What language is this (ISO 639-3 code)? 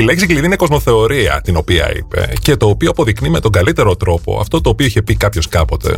ell